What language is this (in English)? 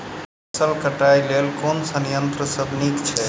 Maithili